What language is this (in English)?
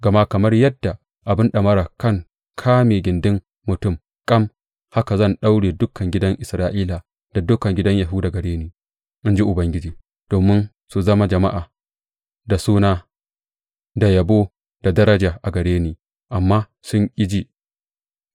Hausa